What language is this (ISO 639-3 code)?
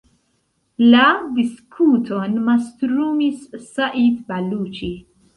epo